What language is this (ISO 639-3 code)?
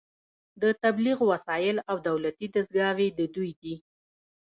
pus